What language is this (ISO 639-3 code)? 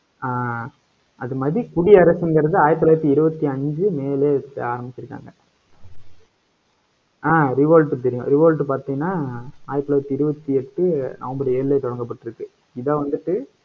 tam